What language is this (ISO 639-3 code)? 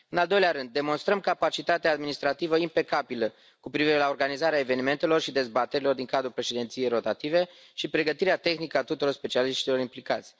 ron